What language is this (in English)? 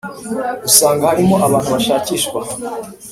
Kinyarwanda